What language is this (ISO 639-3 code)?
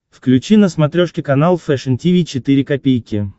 rus